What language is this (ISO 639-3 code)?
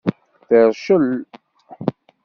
kab